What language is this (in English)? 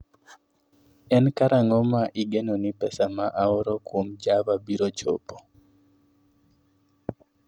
Luo (Kenya and Tanzania)